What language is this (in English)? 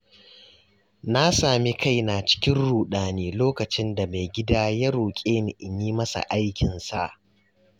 Hausa